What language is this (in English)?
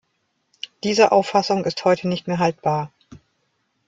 German